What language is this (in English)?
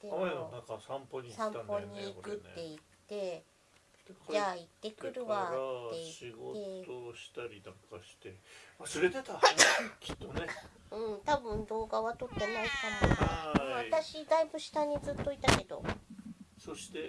Japanese